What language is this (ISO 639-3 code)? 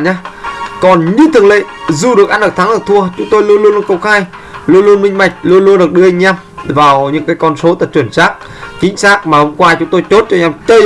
vie